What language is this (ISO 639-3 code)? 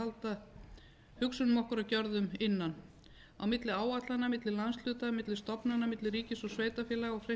isl